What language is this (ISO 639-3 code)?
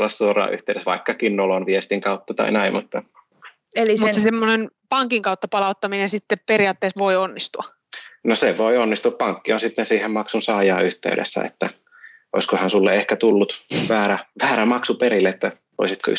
fin